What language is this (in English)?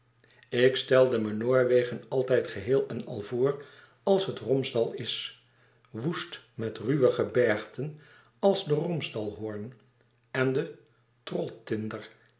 Dutch